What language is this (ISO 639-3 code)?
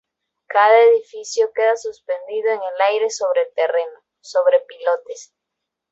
spa